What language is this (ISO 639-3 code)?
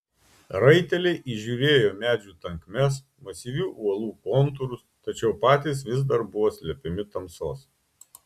lit